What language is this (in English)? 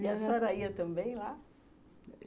Portuguese